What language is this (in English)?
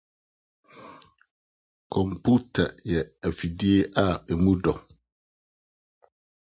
Akan